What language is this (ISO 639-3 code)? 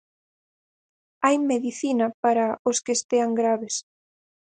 glg